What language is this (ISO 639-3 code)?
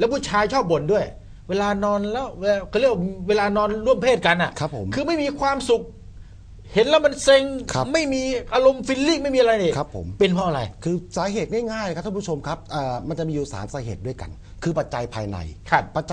tha